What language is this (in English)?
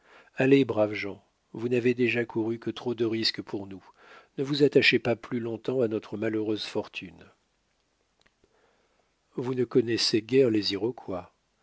French